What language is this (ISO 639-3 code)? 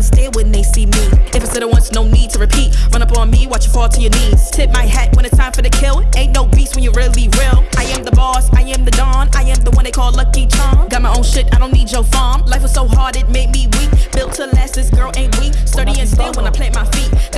spa